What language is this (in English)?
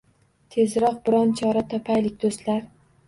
Uzbek